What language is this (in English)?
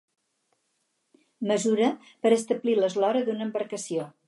Catalan